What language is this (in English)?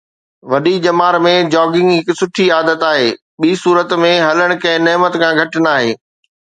Sindhi